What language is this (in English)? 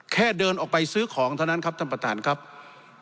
Thai